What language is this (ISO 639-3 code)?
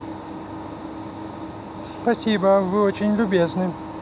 rus